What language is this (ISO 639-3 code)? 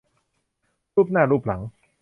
tha